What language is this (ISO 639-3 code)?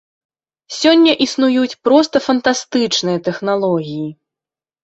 bel